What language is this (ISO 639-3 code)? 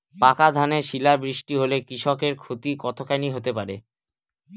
ben